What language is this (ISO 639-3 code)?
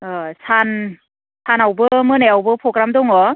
brx